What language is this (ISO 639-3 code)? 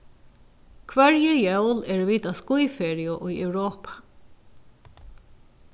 fao